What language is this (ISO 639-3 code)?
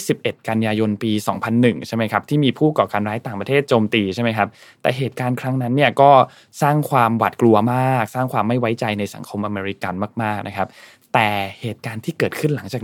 tha